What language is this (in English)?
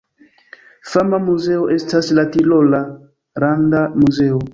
Esperanto